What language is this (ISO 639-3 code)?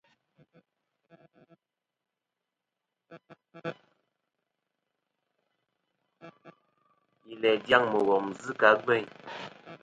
bkm